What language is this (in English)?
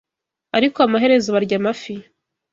Kinyarwanda